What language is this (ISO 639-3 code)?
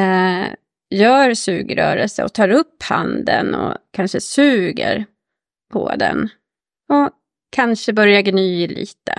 swe